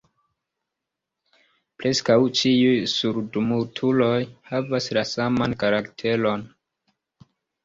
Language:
Esperanto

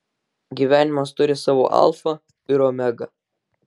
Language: Lithuanian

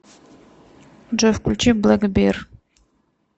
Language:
Russian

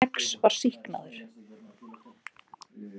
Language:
Icelandic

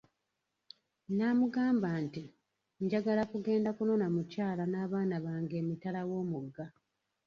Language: Ganda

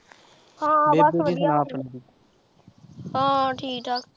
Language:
Punjabi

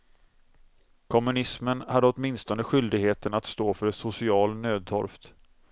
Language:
Swedish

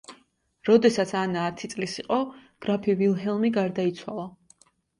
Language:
Georgian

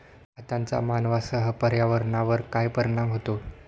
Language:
Marathi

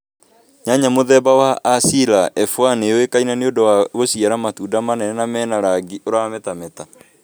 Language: Kikuyu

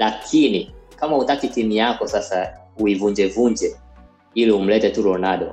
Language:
Swahili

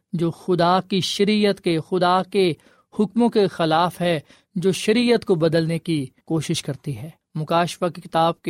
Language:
Urdu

